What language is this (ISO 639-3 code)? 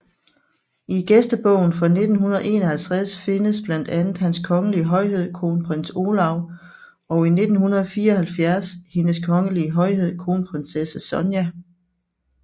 dan